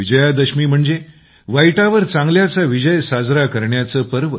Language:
Marathi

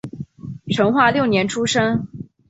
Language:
Chinese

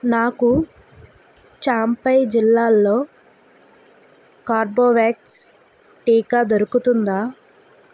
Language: Telugu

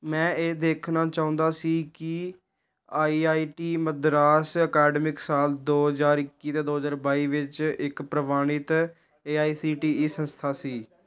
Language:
Punjabi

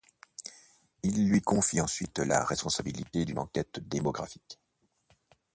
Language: French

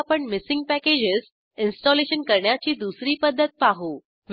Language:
Marathi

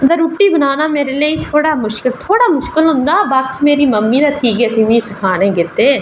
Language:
Dogri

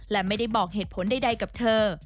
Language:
Thai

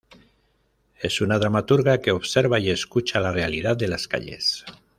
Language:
Spanish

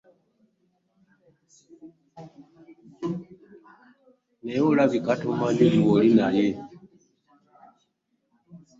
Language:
Ganda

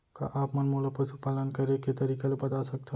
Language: Chhattisgarhi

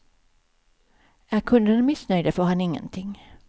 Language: Swedish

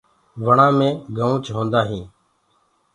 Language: Gurgula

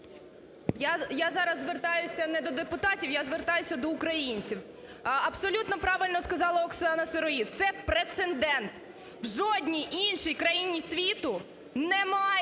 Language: Ukrainian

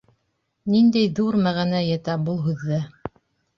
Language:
Bashkir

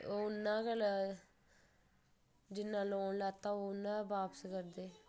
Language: Dogri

